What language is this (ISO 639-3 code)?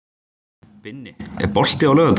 isl